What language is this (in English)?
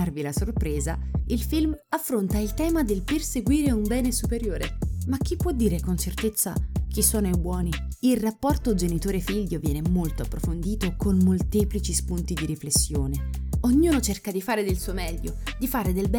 Italian